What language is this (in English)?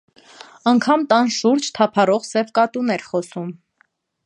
Armenian